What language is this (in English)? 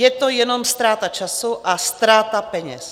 Czech